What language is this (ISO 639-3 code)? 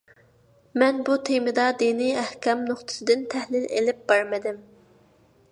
uig